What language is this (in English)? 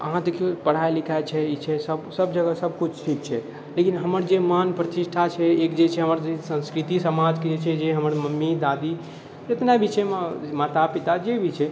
Maithili